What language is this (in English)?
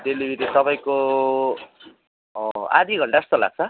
Nepali